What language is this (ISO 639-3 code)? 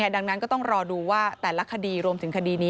tha